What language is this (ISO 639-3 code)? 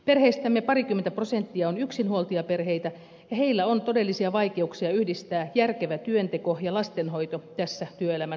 fin